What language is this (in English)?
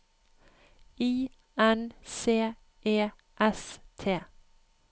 Norwegian